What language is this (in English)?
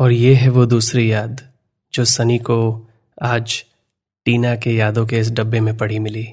Hindi